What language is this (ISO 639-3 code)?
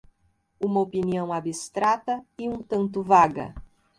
por